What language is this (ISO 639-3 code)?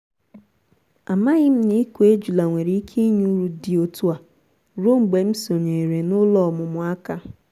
ibo